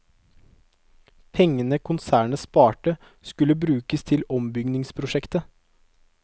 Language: Norwegian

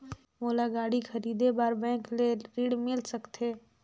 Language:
Chhattisgarhi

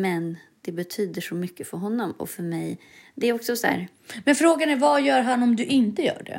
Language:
Swedish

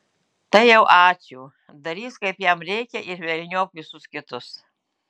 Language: Lithuanian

